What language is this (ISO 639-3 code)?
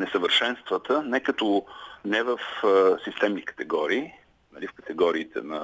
bul